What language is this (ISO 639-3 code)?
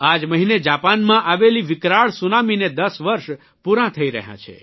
guj